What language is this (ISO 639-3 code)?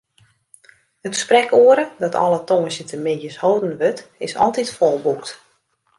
fry